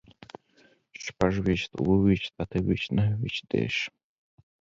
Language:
Pashto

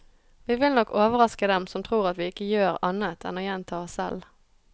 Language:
Norwegian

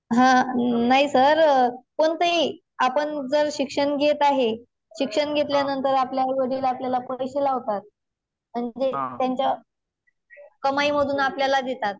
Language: Marathi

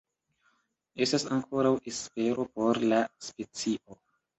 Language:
Esperanto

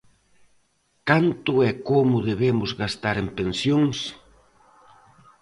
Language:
Galician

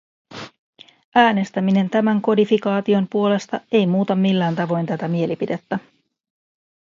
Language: Finnish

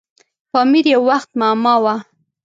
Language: Pashto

